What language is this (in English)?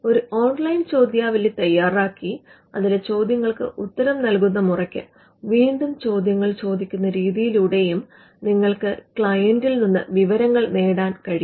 Malayalam